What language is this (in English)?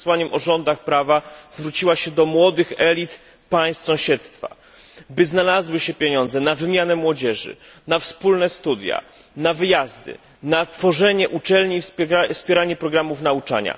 Polish